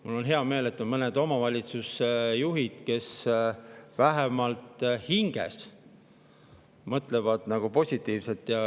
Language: Estonian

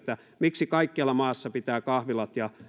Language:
Finnish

